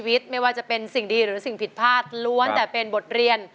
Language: Thai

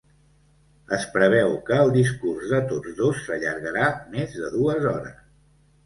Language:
Catalan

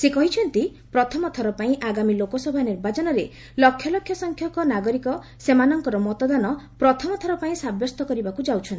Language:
Odia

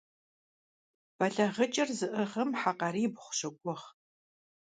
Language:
Kabardian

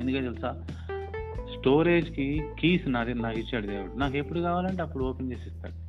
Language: Telugu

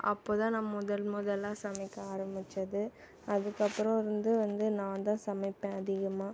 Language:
Tamil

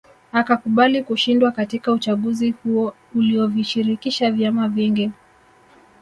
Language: Swahili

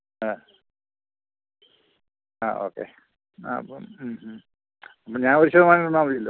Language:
Malayalam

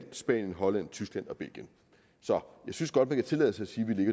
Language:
Danish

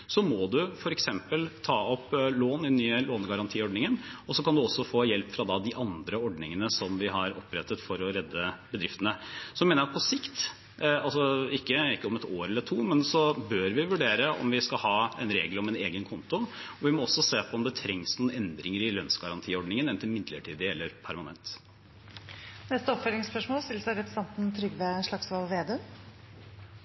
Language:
Norwegian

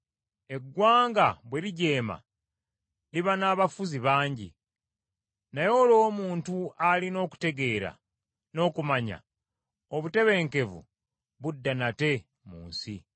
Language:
Ganda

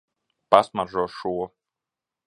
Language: Latvian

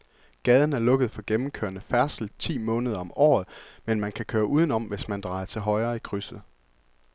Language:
Danish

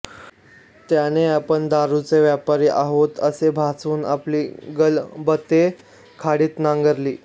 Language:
Marathi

